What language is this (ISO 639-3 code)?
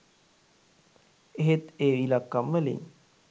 sin